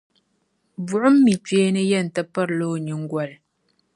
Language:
Dagbani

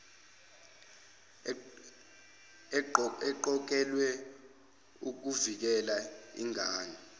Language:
Zulu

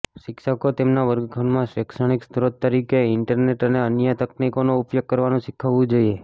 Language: Gujarati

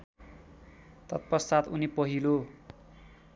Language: Nepali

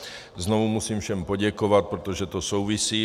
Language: Czech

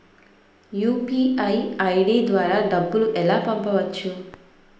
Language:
Telugu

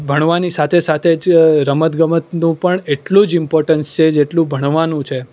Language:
Gujarati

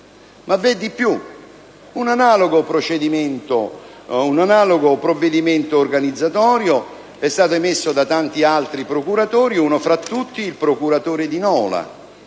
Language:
Italian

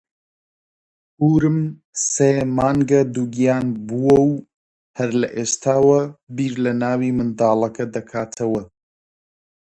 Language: Central Kurdish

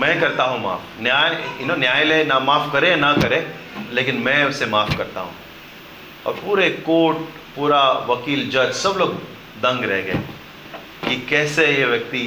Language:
Hindi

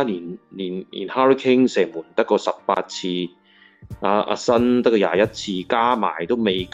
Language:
Chinese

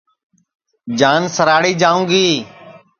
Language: Sansi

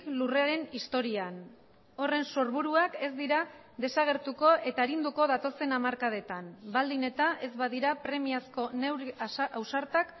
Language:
Basque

